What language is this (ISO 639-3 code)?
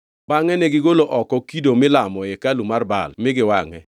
luo